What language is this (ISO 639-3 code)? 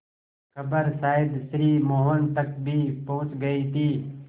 hin